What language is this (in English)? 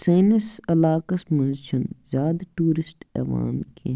Kashmiri